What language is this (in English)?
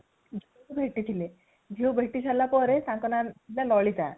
Odia